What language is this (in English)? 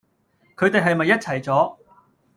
Cantonese